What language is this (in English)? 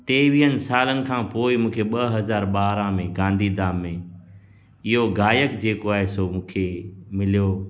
Sindhi